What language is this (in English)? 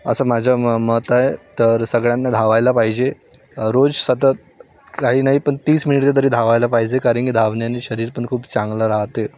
Marathi